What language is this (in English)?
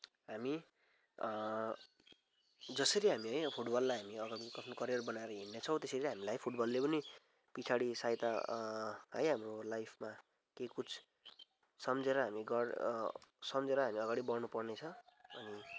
Nepali